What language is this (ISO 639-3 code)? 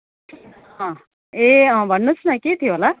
nep